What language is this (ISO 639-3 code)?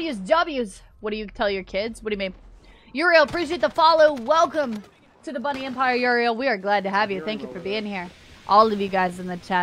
eng